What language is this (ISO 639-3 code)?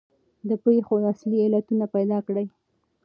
pus